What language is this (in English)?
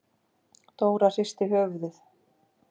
Icelandic